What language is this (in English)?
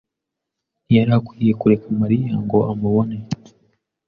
Kinyarwanda